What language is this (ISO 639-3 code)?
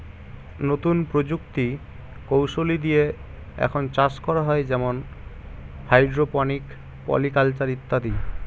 ben